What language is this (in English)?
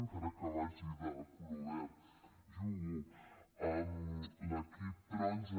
Catalan